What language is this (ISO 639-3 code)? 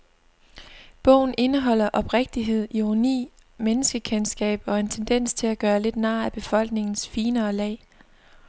dan